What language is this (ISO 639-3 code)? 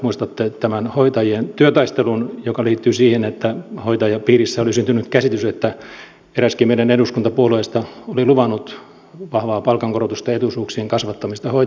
fin